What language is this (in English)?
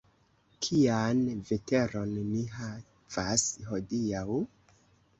Esperanto